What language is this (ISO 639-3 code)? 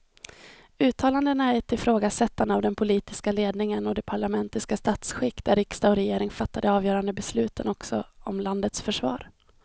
swe